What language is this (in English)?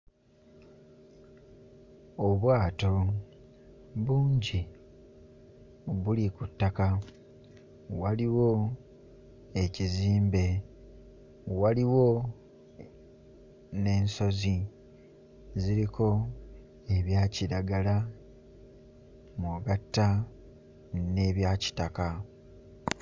Ganda